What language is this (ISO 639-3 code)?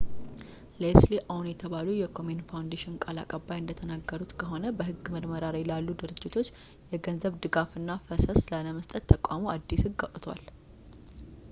amh